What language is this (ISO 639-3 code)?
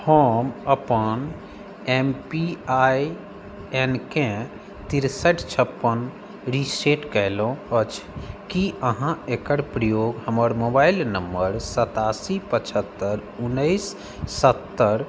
mai